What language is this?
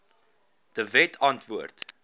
Afrikaans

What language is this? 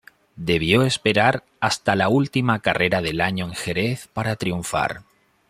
Spanish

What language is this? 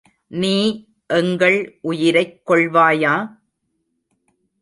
Tamil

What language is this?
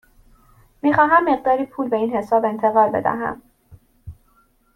Persian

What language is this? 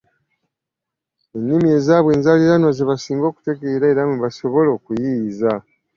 Ganda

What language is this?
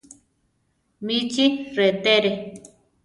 Central Tarahumara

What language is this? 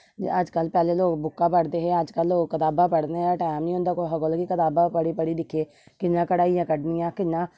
Dogri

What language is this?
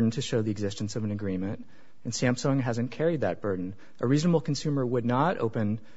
English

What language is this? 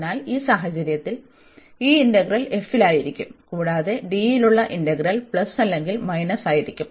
Malayalam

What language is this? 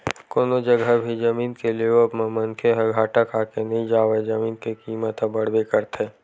Chhattisgarhi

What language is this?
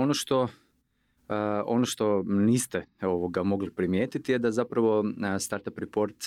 Croatian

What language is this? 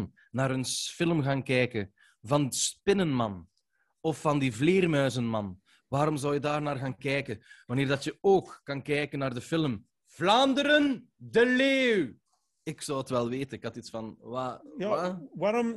Dutch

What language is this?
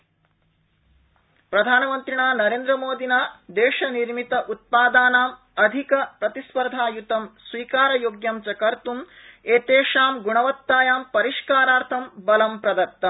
Sanskrit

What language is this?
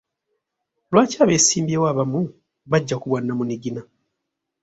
Ganda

